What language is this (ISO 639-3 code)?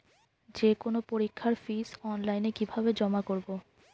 ben